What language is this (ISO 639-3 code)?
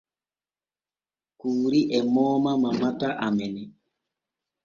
fue